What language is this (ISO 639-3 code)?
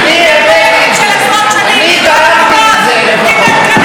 heb